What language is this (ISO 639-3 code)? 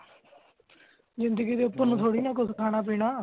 pan